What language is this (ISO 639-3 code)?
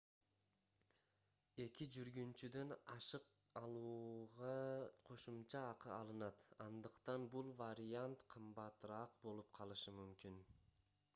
kir